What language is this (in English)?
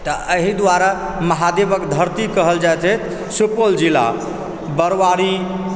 Maithili